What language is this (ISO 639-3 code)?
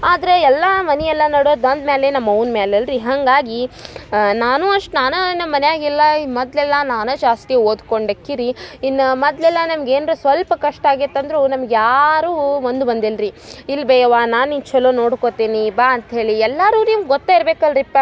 kan